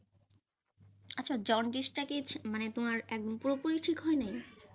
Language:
Bangla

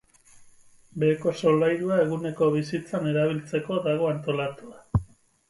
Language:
Basque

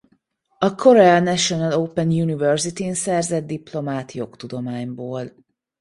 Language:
Hungarian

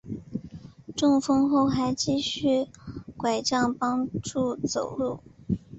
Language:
Chinese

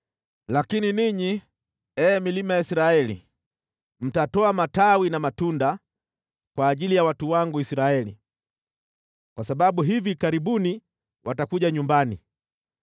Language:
Swahili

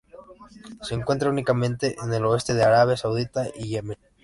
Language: Spanish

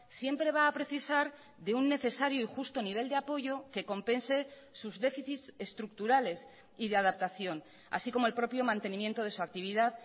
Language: Spanish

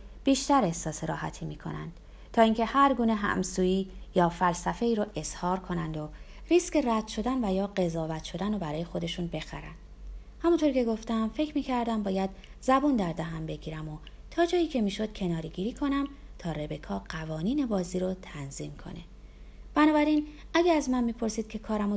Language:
Persian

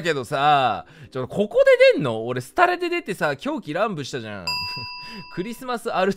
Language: Japanese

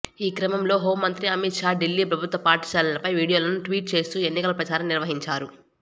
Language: Telugu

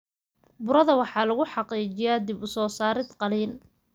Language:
Somali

